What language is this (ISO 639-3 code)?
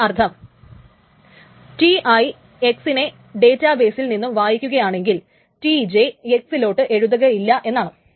mal